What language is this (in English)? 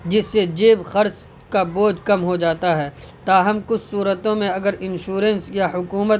Urdu